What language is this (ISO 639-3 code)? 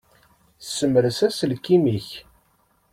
kab